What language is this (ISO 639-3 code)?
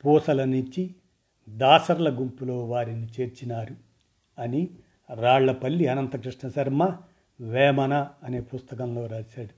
tel